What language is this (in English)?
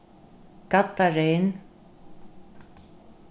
Faroese